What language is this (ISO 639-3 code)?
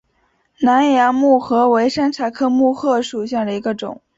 zho